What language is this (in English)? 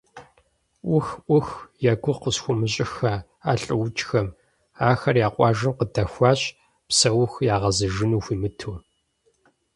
Kabardian